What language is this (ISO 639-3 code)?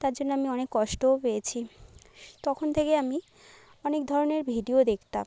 ben